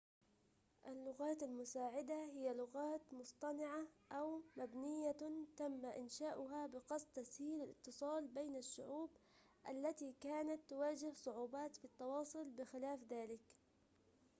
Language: Arabic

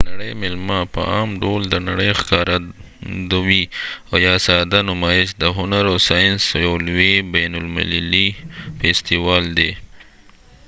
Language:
Pashto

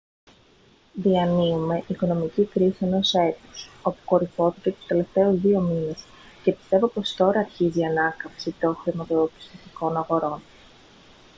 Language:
Greek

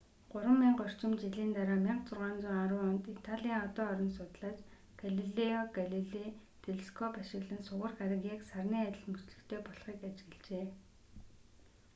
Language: Mongolian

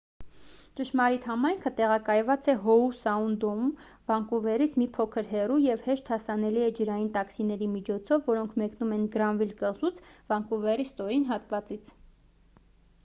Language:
Armenian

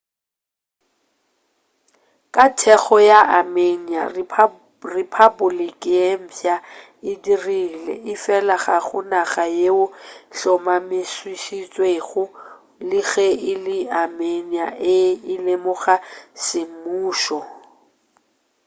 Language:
Northern Sotho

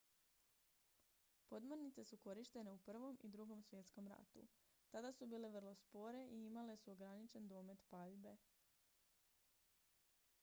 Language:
Croatian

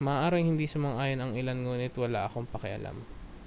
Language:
Filipino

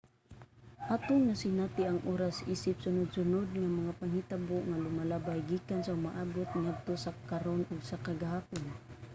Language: Cebuano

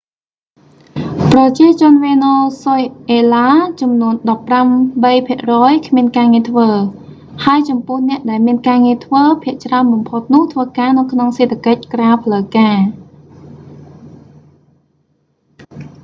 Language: Khmer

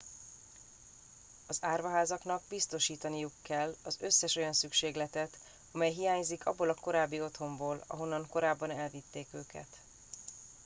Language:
Hungarian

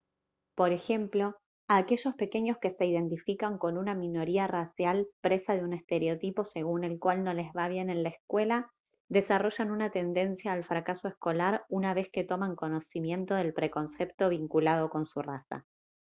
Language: Spanish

